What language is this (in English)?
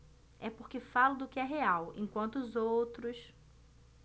Portuguese